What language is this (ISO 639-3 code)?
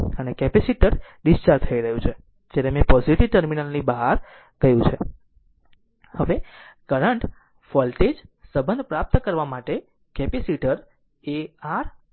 guj